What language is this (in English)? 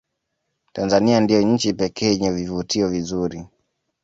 Swahili